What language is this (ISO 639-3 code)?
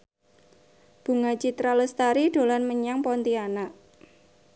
jav